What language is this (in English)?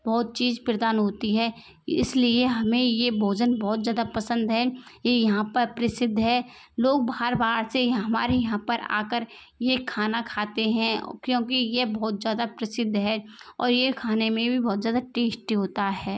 Hindi